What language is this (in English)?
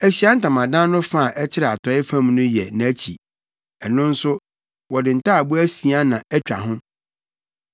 Akan